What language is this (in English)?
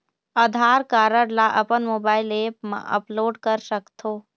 Chhattisgarhi